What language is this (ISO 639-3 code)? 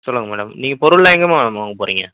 tam